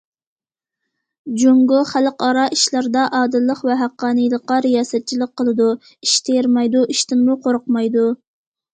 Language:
Uyghur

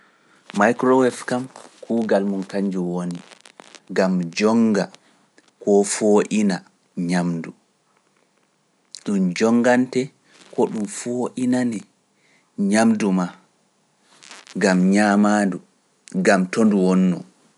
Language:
Pular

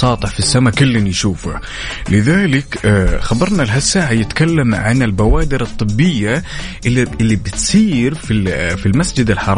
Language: Arabic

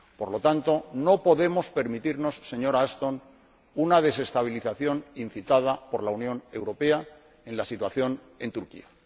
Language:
Spanish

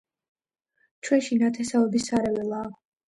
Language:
Georgian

